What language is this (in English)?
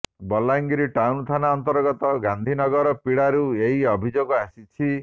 Odia